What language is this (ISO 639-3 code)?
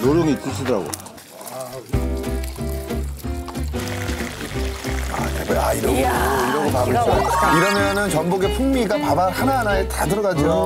kor